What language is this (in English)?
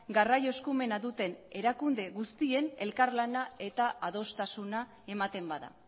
Basque